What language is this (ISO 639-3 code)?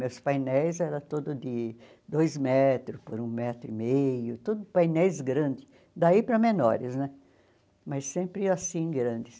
por